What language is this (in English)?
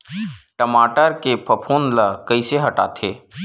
Chhattisgarhi